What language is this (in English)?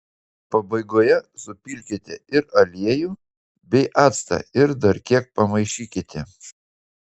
Lithuanian